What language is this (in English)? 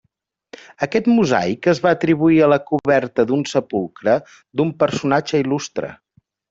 Catalan